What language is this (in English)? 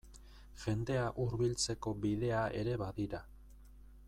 Basque